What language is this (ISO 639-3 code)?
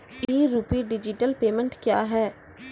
mai